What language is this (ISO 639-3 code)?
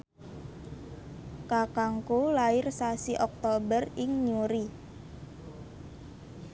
jav